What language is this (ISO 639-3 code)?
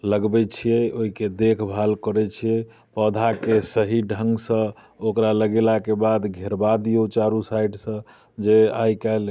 mai